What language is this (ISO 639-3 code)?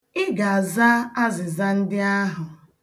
ibo